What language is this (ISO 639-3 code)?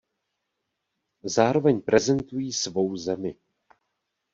ces